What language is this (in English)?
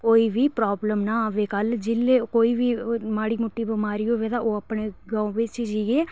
Dogri